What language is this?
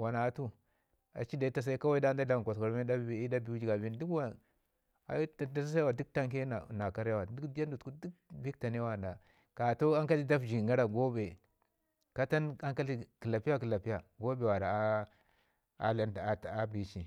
Ngizim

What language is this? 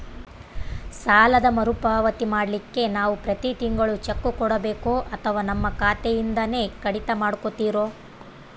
Kannada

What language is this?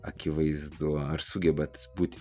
Lithuanian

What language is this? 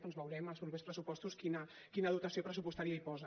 Catalan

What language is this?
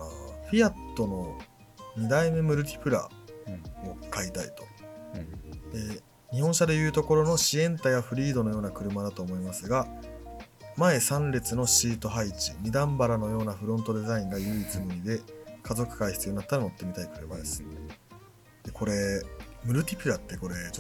Japanese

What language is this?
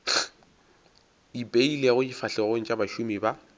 Northern Sotho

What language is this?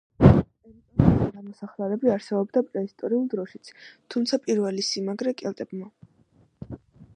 Georgian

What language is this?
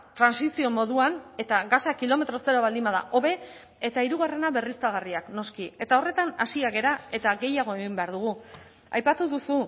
Basque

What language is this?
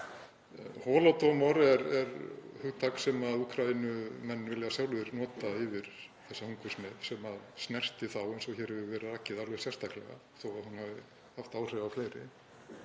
Icelandic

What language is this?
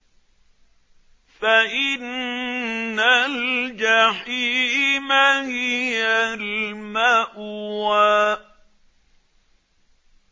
Arabic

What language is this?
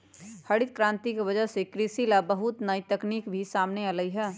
Magahi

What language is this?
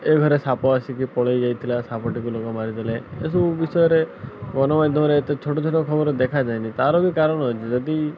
Odia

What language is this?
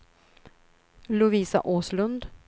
Swedish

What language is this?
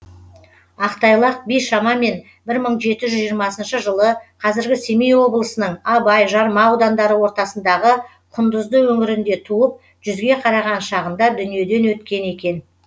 Kazakh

